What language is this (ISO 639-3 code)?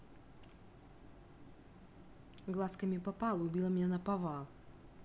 rus